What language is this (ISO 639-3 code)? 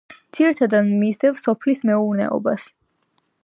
kat